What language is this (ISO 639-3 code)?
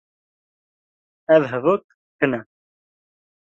kur